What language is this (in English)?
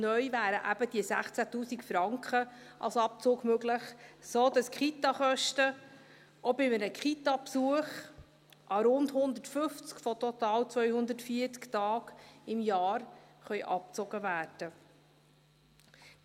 Swiss German